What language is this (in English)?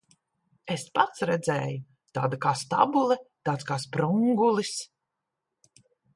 Latvian